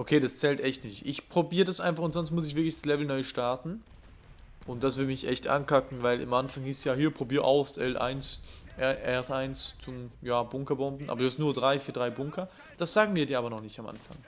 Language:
German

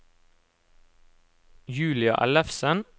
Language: Norwegian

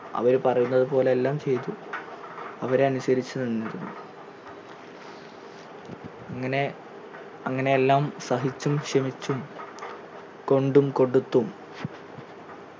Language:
Malayalam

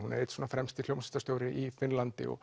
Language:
Icelandic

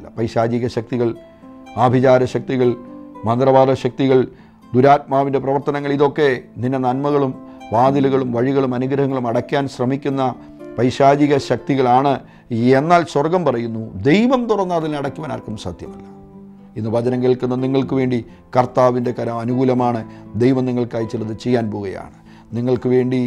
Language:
Malayalam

